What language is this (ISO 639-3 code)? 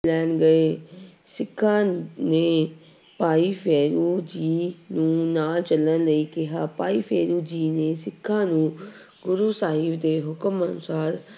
pan